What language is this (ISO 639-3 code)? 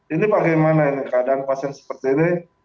ind